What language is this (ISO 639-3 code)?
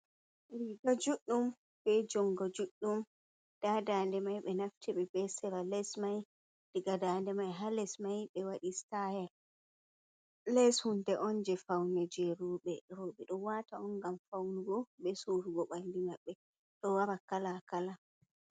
ful